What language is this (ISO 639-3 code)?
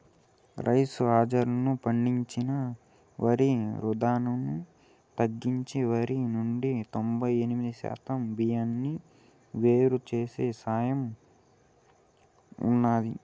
tel